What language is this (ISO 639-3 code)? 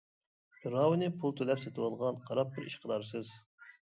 uig